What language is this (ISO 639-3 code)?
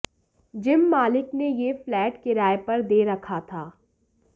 hin